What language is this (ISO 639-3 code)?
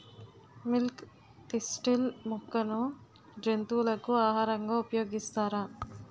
tel